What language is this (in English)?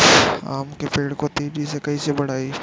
Bhojpuri